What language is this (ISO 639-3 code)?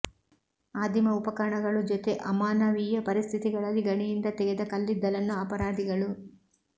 kan